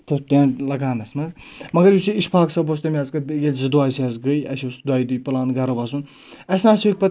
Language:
Kashmiri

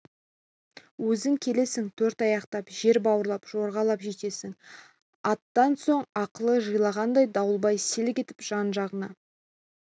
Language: Kazakh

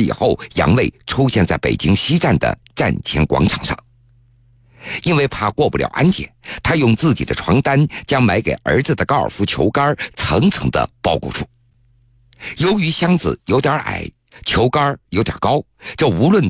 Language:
Chinese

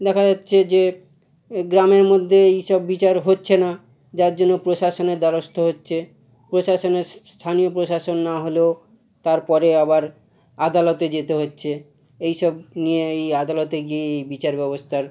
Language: Bangla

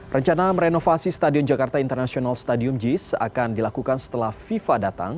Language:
Indonesian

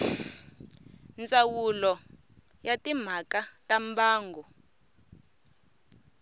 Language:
Tsonga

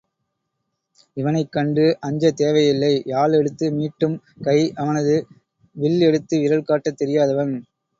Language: Tamil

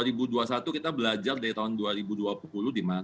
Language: Indonesian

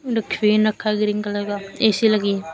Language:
Hindi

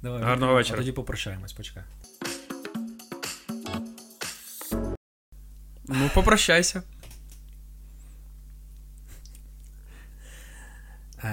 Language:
Ukrainian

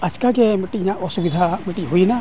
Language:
Santali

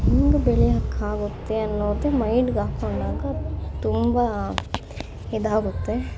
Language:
Kannada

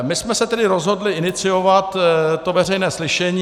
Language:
Czech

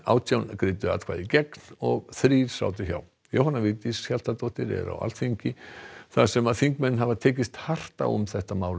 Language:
Icelandic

